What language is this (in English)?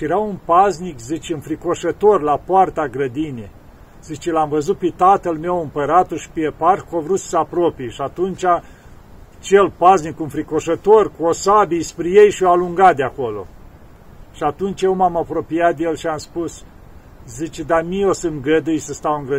Romanian